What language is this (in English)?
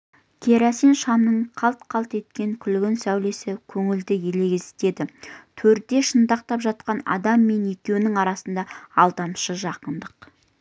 Kazakh